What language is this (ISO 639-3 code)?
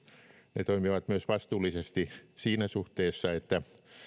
fin